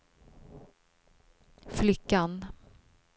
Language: Swedish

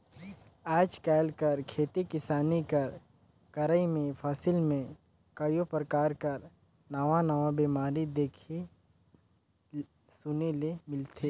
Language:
Chhattisgarhi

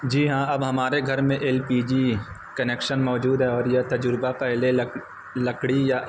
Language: Urdu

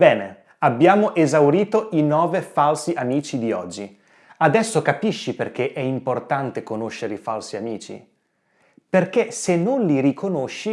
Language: Italian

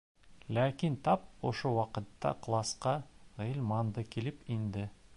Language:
Bashkir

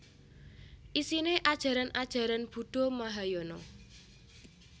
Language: Javanese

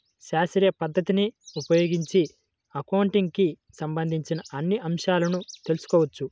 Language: Telugu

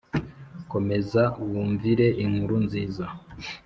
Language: Kinyarwanda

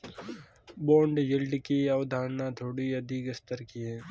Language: Hindi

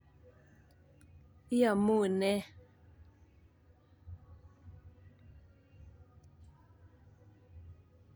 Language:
Kalenjin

